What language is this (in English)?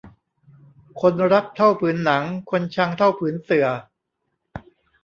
Thai